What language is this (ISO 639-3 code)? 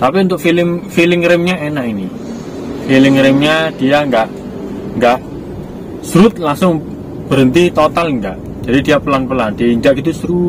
ind